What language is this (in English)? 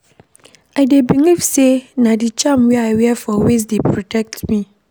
Nigerian Pidgin